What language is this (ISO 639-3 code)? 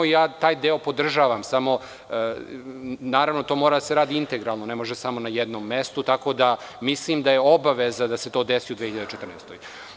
srp